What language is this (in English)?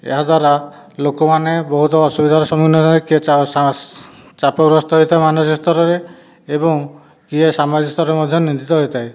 Odia